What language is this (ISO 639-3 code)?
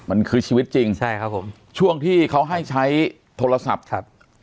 tha